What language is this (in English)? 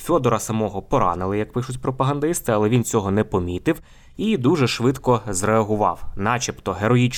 Ukrainian